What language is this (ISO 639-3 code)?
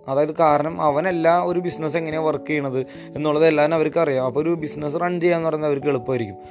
mal